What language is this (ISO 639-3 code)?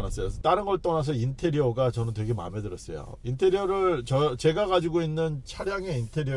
kor